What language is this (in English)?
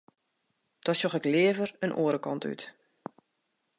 Western Frisian